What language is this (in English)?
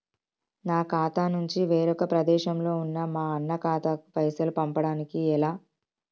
Telugu